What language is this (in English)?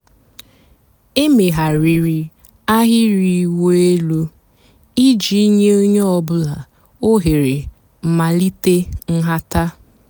Igbo